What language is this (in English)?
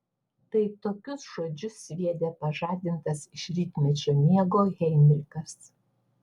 Lithuanian